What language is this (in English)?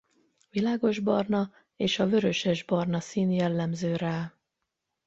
Hungarian